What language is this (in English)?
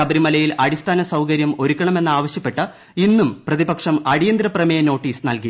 Malayalam